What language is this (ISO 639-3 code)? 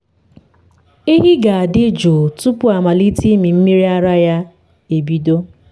ibo